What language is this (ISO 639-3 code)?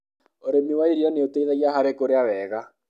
kik